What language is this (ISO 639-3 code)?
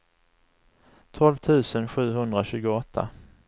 swe